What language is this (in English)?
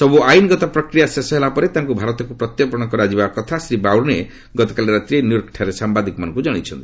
Odia